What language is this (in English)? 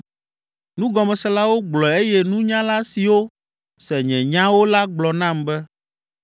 Ewe